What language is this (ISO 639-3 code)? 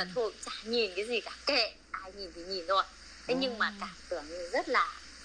vie